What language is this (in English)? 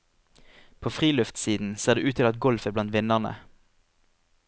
Norwegian